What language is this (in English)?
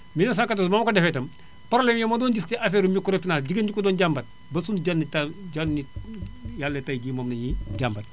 Wolof